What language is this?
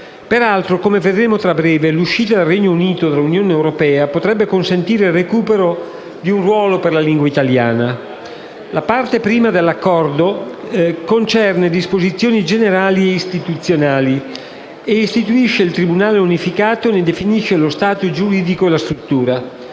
Italian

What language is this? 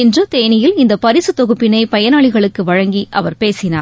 Tamil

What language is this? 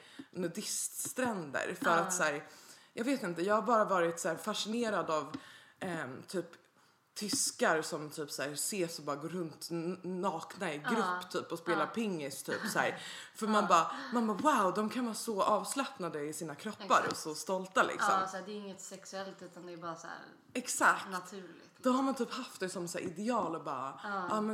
Swedish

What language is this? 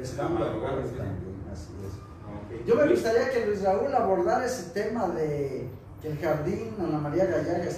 Spanish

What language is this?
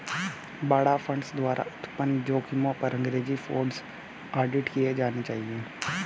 Hindi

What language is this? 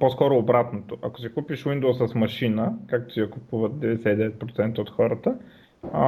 Bulgarian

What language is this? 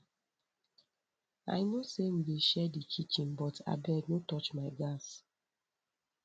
Nigerian Pidgin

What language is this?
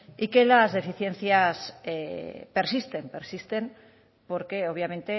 Spanish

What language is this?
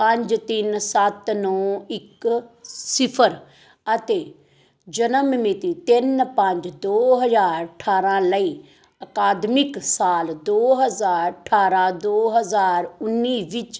Punjabi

